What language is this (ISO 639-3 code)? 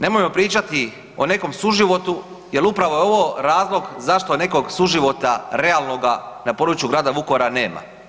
hrv